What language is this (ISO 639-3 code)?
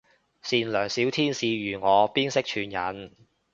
yue